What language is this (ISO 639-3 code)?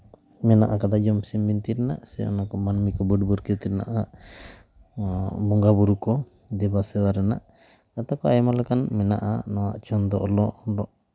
sat